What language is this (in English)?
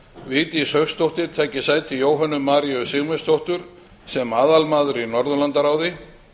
Icelandic